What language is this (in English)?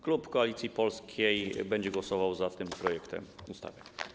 Polish